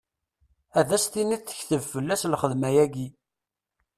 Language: Kabyle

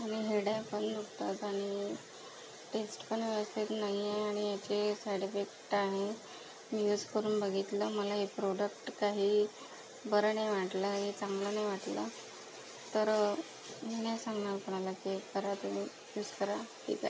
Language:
Marathi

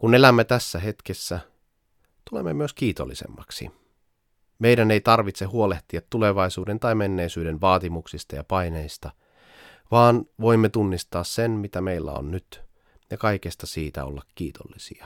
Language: Finnish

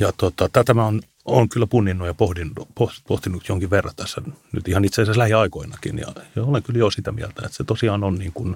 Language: Finnish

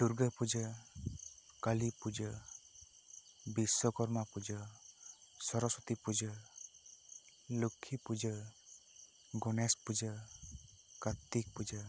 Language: Santali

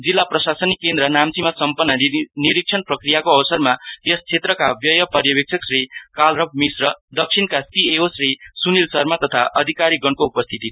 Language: Nepali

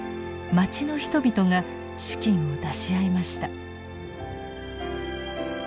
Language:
Japanese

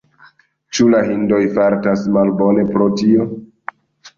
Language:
Esperanto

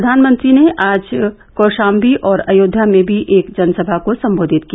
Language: Hindi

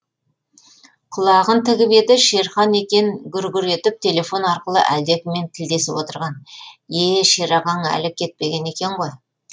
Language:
Kazakh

